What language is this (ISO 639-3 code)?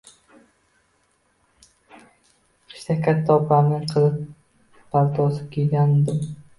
uzb